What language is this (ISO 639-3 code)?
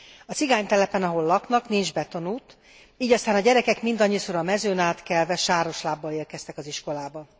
hun